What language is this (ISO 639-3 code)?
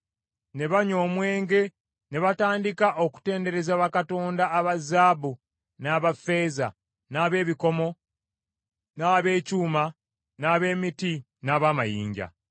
lug